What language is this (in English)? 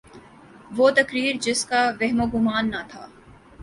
Urdu